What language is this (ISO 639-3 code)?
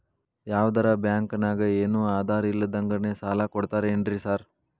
kan